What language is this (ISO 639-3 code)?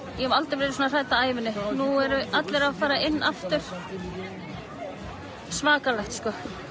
isl